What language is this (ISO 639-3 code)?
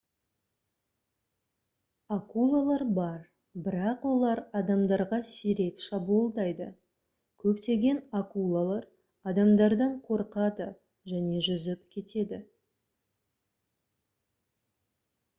kaz